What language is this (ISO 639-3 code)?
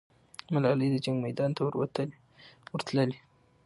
pus